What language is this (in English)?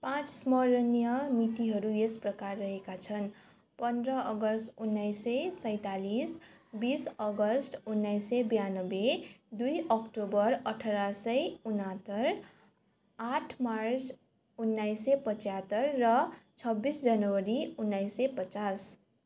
Nepali